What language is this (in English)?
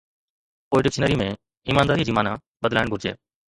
Sindhi